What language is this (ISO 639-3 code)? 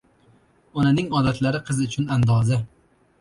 uzb